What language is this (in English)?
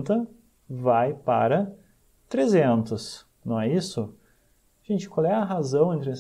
Portuguese